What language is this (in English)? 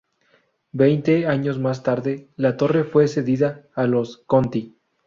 Spanish